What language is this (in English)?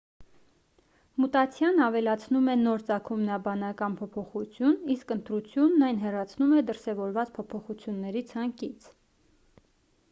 Armenian